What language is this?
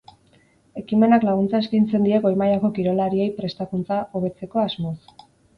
Basque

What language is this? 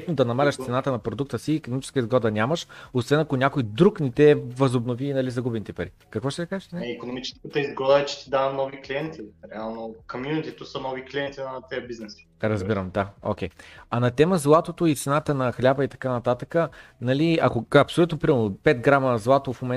Bulgarian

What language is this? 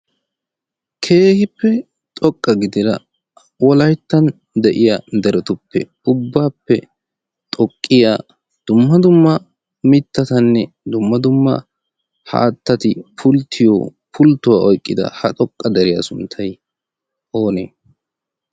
Wolaytta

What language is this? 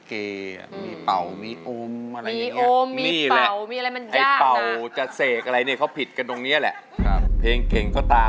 Thai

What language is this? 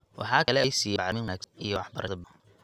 Somali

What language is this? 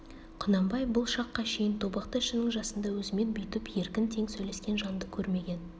Kazakh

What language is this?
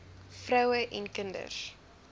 Afrikaans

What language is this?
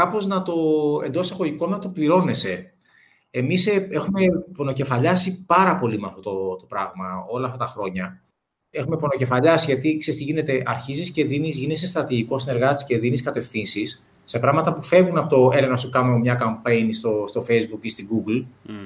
Greek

